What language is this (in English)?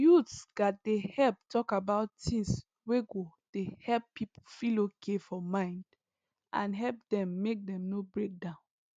Nigerian Pidgin